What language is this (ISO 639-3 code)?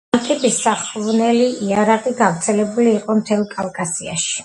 kat